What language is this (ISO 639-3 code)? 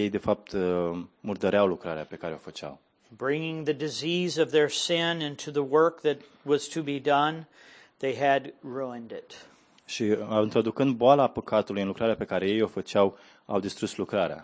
ron